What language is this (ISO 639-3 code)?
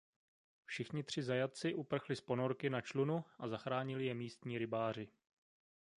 ces